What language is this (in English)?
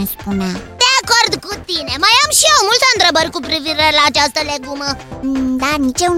Romanian